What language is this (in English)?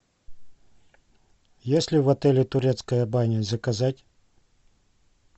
Russian